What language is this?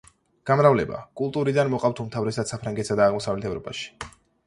Georgian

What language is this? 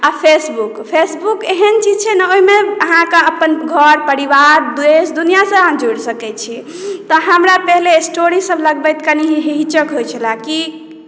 Maithili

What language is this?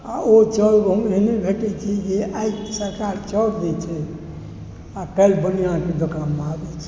Maithili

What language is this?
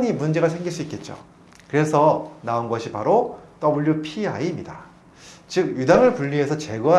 Korean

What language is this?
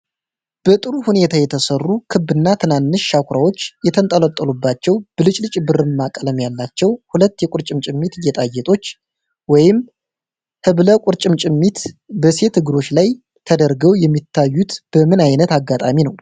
Amharic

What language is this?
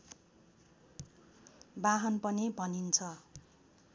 Nepali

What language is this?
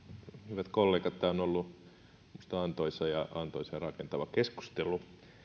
Finnish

